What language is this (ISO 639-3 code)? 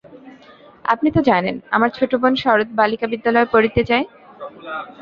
ben